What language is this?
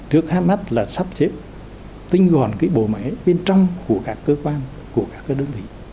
Vietnamese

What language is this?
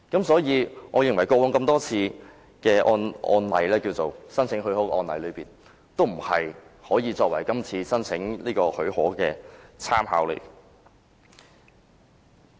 Cantonese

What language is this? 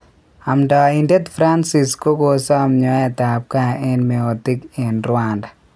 Kalenjin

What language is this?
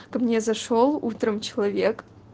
Russian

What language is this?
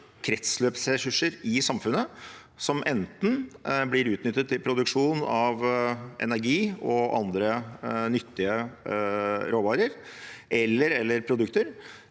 Norwegian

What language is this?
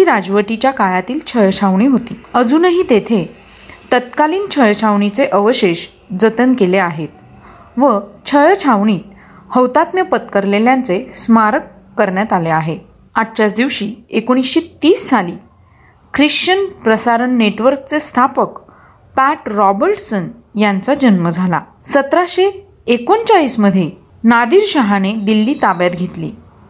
Marathi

